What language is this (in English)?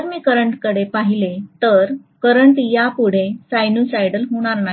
Marathi